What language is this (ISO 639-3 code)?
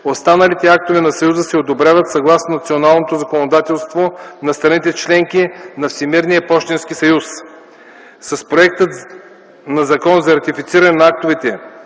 bul